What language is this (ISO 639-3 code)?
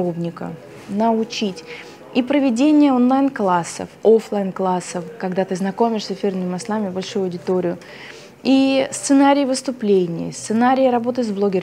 rus